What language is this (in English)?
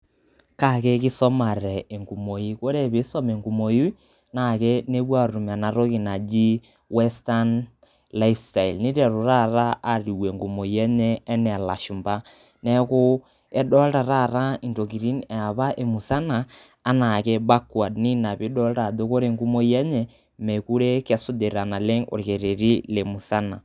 Masai